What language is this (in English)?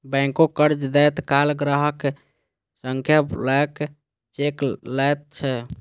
Maithili